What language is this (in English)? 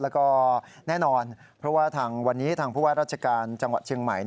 Thai